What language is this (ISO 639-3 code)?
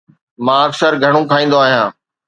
snd